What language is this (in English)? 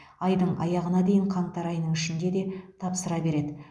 Kazakh